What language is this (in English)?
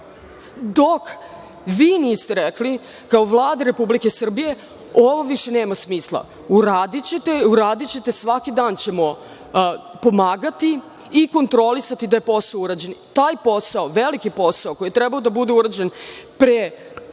Serbian